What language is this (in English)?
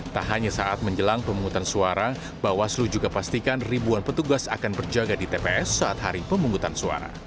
Indonesian